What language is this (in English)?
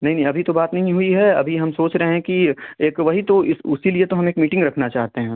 Hindi